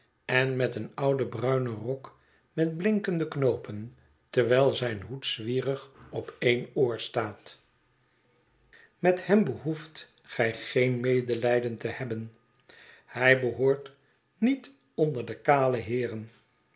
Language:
Dutch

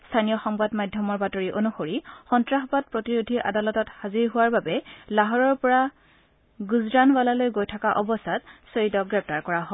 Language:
Assamese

